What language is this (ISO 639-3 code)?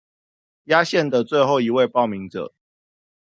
zho